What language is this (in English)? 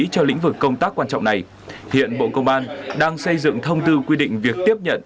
Vietnamese